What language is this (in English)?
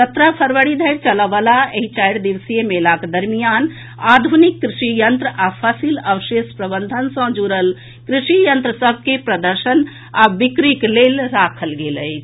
Maithili